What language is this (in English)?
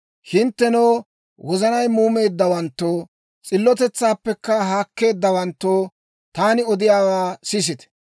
Dawro